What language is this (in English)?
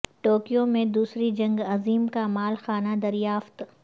Urdu